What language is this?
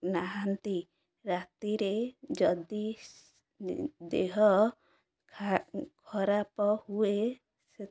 Odia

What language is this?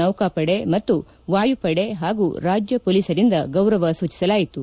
Kannada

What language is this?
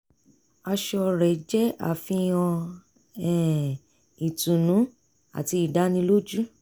Yoruba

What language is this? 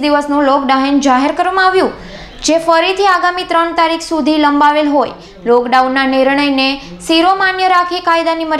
Indonesian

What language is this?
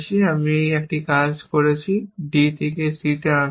Bangla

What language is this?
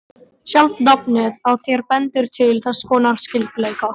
Icelandic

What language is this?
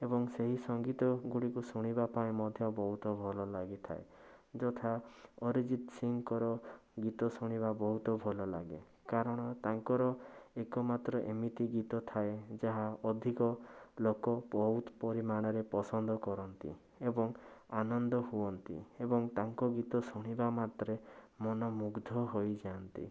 Odia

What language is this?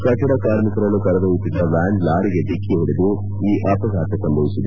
Kannada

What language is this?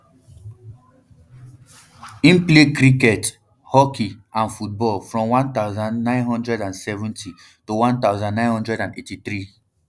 Nigerian Pidgin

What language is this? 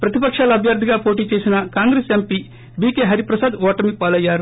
Telugu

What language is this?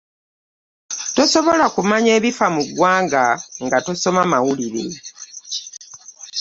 Ganda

